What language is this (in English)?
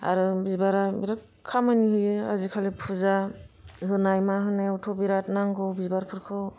Bodo